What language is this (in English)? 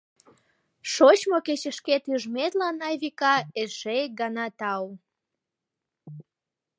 Mari